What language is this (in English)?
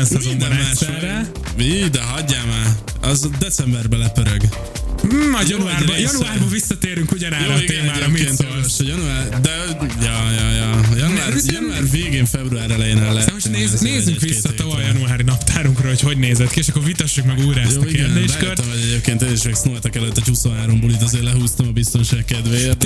Hungarian